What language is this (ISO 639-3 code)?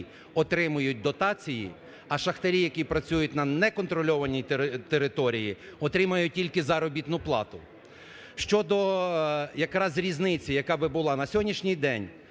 ukr